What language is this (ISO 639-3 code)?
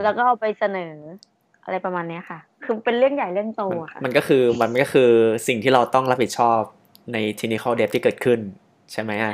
tha